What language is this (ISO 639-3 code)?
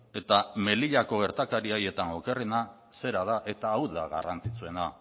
eus